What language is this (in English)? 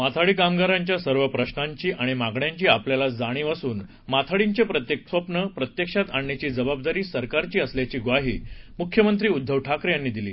Marathi